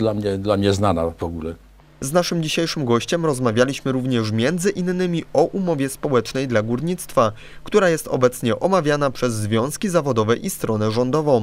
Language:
Polish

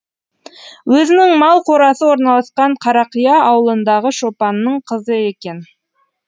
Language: Kazakh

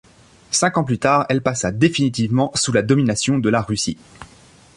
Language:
French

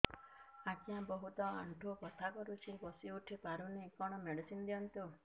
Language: Odia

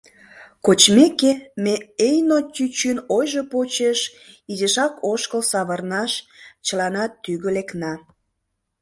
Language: Mari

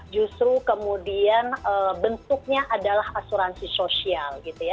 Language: Indonesian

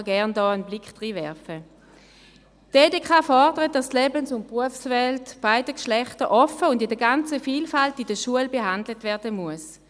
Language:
Swiss German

